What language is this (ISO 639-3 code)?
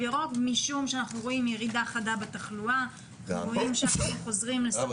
heb